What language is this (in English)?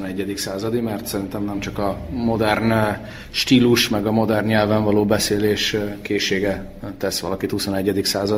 Hungarian